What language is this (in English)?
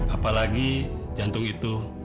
Indonesian